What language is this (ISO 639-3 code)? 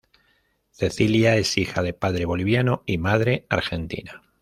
spa